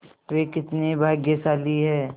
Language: Hindi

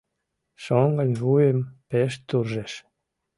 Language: Mari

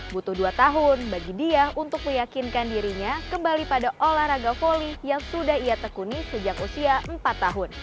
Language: Indonesian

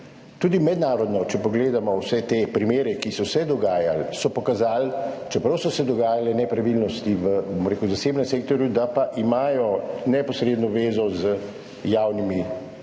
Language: Slovenian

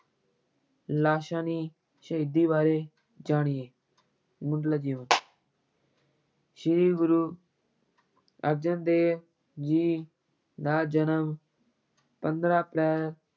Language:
Punjabi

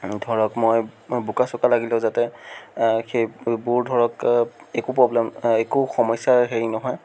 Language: Assamese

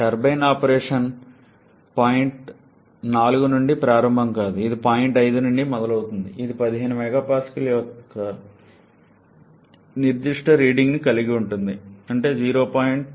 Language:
Telugu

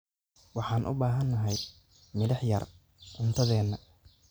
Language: Somali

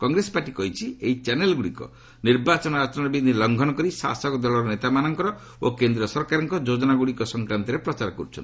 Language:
Odia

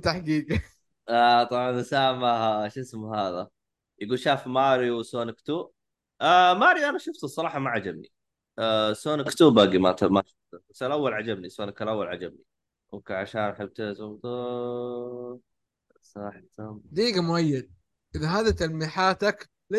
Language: Arabic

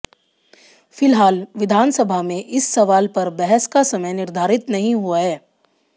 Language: Hindi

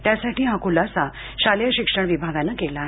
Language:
Marathi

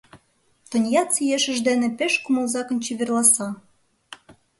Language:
Mari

